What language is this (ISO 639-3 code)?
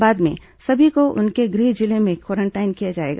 hin